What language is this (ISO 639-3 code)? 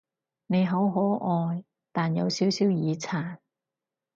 yue